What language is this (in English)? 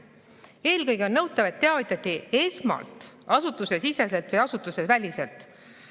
Estonian